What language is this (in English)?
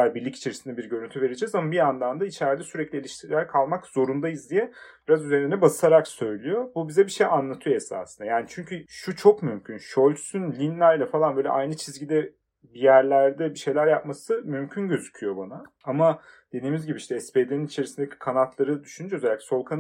Turkish